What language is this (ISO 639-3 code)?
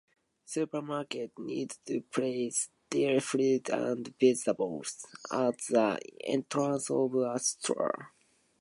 eng